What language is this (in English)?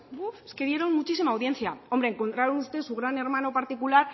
Spanish